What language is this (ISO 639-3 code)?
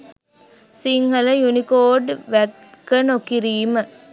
sin